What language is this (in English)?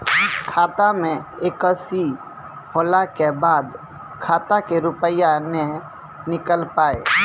Maithili